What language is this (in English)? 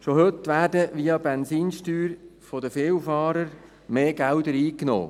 Swiss German